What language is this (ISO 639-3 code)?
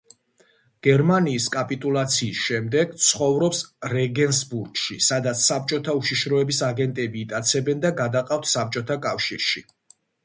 kat